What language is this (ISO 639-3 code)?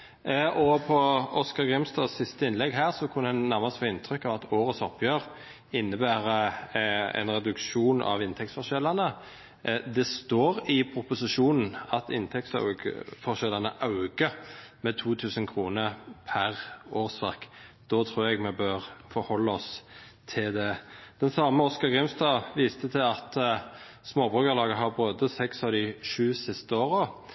nno